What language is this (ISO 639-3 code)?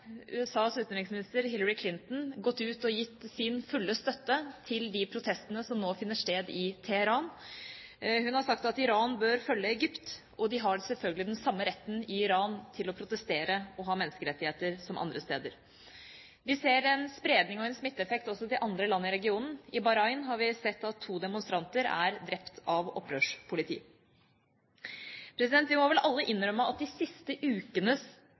nob